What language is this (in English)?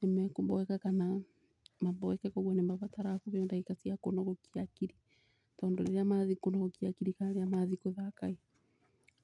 Kikuyu